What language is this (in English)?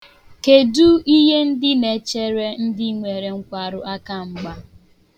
Igbo